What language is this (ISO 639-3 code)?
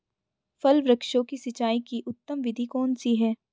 hin